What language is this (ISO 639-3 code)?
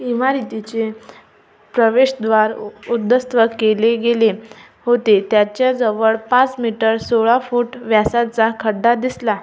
mar